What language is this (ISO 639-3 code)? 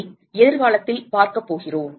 tam